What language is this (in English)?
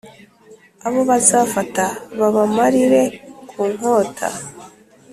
Kinyarwanda